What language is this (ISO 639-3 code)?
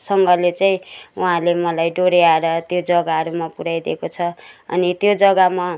nep